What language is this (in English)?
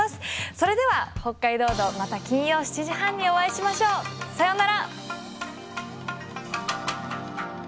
Japanese